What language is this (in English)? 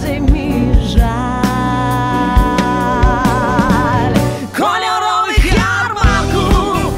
Polish